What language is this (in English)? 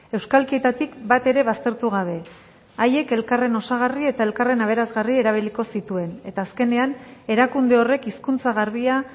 Basque